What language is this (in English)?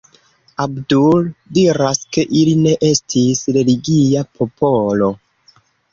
Esperanto